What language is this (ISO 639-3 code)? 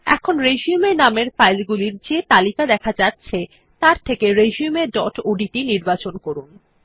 ben